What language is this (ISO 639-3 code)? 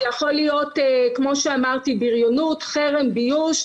heb